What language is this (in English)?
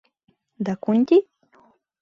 Mari